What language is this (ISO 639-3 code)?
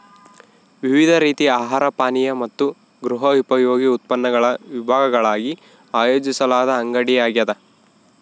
kan